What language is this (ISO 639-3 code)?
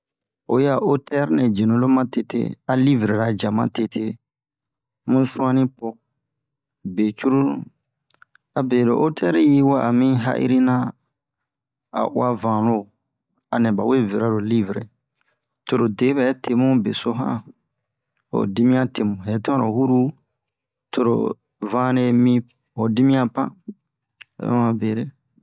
bmq